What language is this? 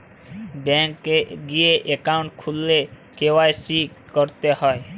Bangla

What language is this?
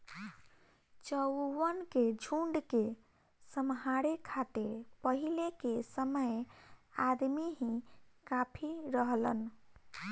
Bhojpuri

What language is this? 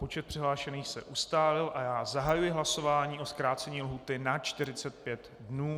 Czech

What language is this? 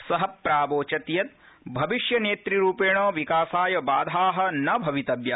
Sanskrit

